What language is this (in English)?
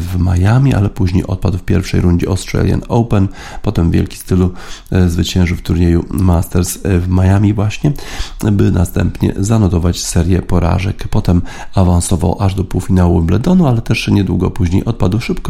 Polish